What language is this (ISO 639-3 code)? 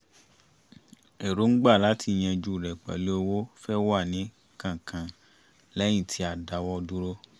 yor